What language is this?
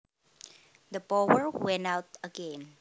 Javanese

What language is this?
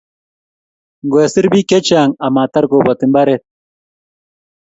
Kalenjin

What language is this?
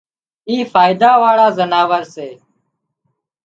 Wadiyara Koli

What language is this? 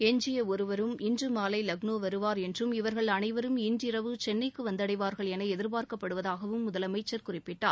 Tamil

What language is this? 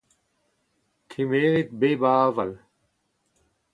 Breton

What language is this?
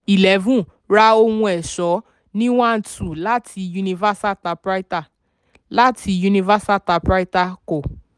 Yoruba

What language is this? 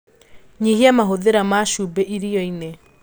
Kikuyu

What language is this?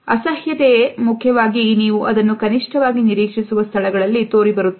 Kannada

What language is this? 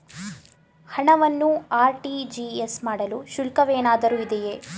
Kannada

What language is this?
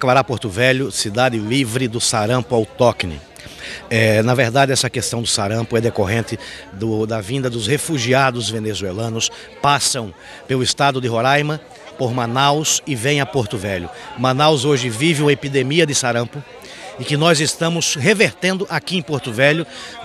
Portuguese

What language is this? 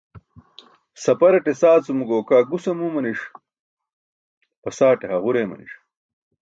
Burushaski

